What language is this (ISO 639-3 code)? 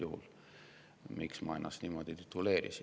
est